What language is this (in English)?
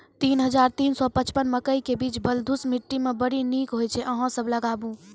Maithili